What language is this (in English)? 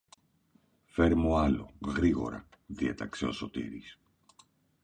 Greek